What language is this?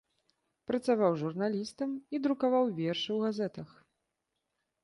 Belarusian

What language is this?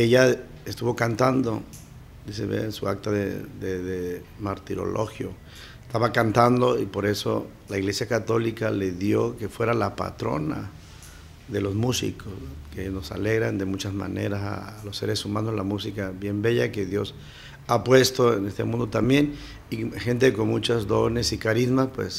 Spanish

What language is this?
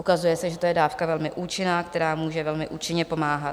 Czech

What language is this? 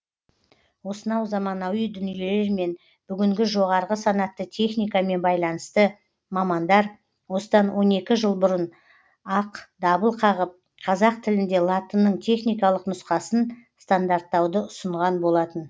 Kazakh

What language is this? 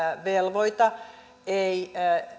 Finnish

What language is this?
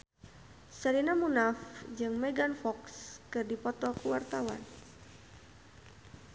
Sundanese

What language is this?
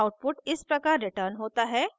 Hindi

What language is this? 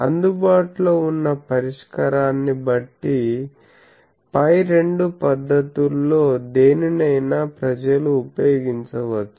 Telugu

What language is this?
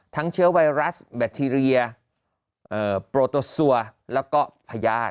Thai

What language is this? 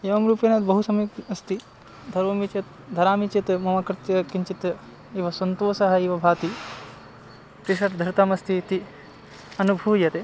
Sanskrit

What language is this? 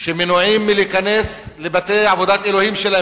Hebrew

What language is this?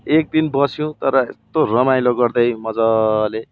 Nepali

